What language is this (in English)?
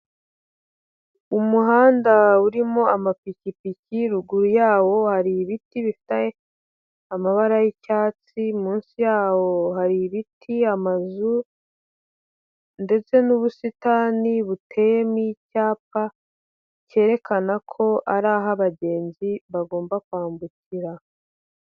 Kinyarwanda